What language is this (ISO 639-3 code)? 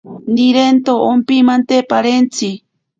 prq